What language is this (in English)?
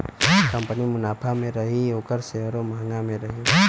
Bhojpuri